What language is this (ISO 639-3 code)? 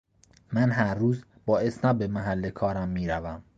fas